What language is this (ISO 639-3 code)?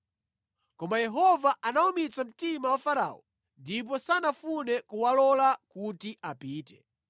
nya